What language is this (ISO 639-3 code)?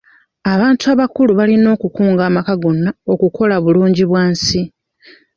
lug